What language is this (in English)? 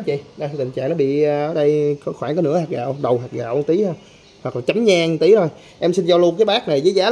Vietnamese